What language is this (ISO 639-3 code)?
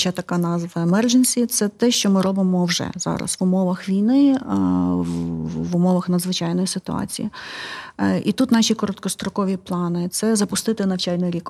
ukr